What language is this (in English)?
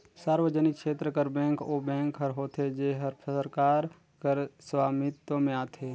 Chhattisgarhi